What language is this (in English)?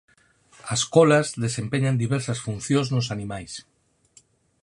Galician